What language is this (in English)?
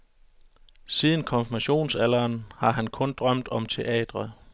Danish